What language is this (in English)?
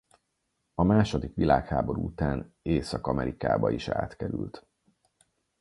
Hungarian